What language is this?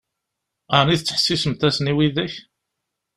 Kabyle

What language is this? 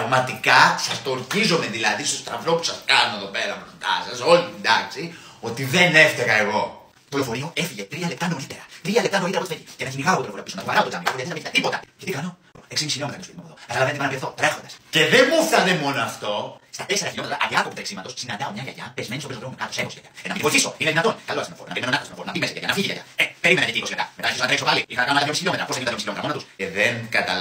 Greek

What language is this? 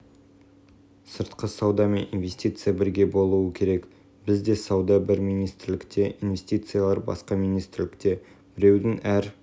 Kazakh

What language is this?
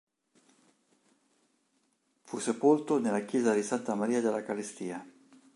Italian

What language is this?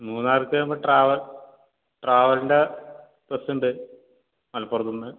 Malayalam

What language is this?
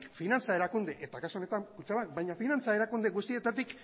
Basque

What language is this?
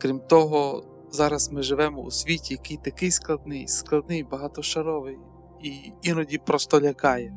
Ukrainian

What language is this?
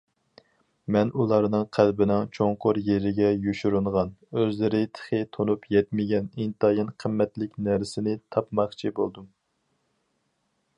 Uyghur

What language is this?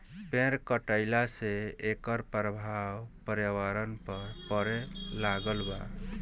Bhojpuri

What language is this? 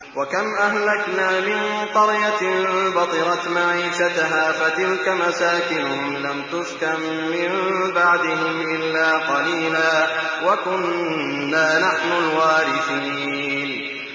Arabic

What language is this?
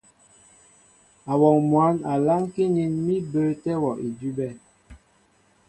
Mbo (Cameroon)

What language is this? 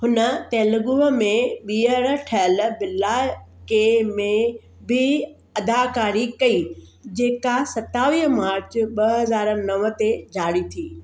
Sindhi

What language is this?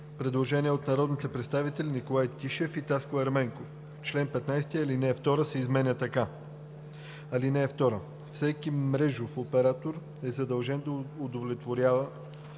Bulgarian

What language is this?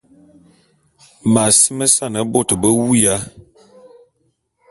Bulu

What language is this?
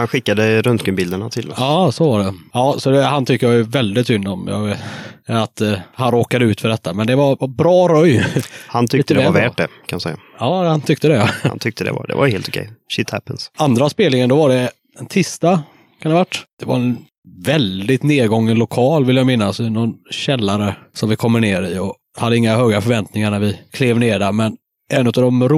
Swedish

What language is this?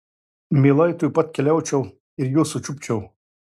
Lithuanian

